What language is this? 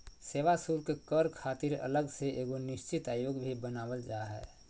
Magahi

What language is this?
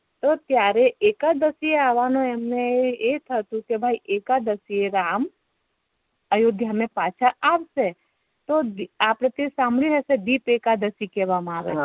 Gujarati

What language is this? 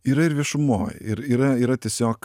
Lithuanian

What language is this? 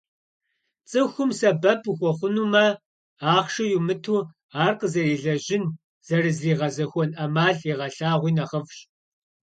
Kabardian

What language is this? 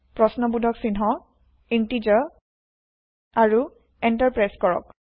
Assamese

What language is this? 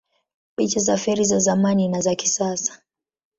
Swahili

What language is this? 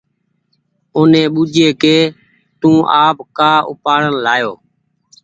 Goaria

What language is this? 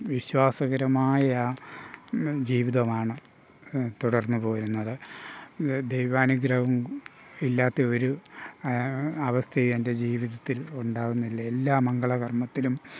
Malayalam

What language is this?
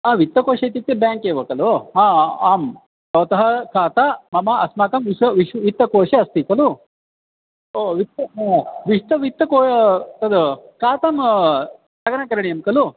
Sanskrit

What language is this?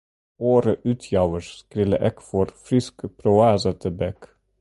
Western Frisian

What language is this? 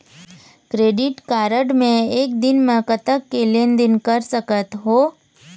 Chhattisgarhi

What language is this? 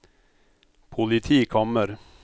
Norwegian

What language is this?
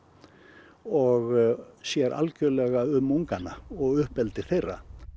Icelandic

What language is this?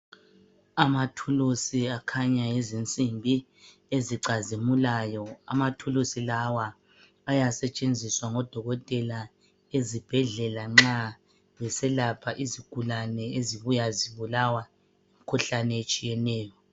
North Ndebele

